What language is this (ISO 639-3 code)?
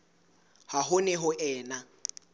sot